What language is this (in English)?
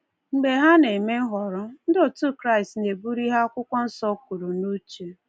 Igbo